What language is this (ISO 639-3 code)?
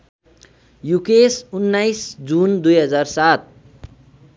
nep